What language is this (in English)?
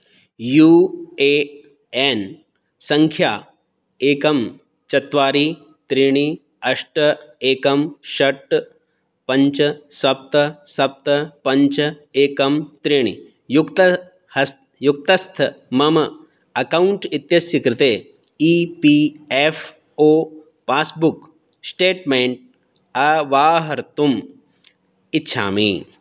Sanskrit